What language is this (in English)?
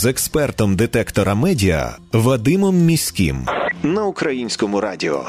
Ukrainian